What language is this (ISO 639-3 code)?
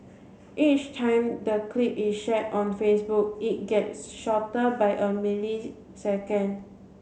eng